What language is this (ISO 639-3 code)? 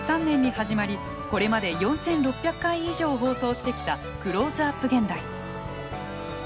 jpn